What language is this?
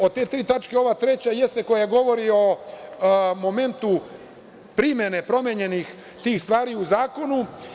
Serbian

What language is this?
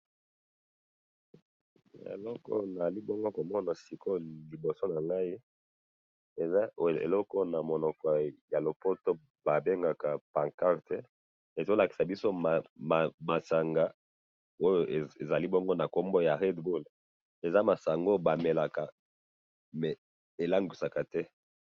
Lingala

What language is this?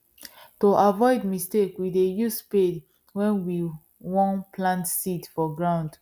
Nigerian Pidgin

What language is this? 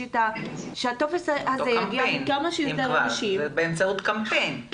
Hebrew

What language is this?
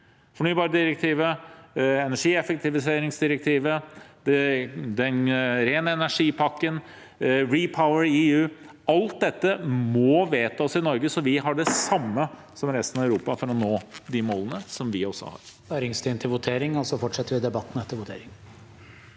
Norwegian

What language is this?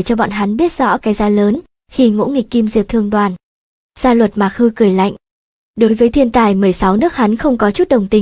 Vietnamese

